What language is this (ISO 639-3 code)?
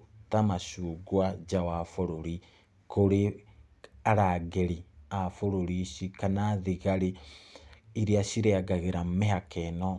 kik